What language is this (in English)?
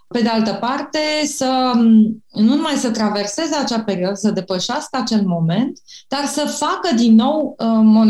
Romanian